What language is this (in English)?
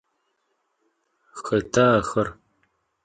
Adyghe